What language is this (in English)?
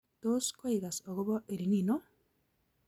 Kalenjin